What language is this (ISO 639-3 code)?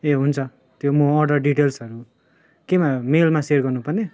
nep